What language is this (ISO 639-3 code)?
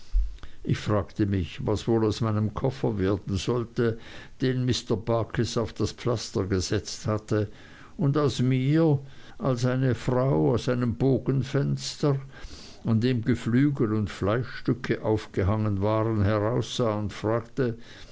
deu